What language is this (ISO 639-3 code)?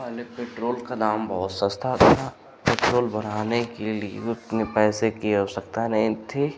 hin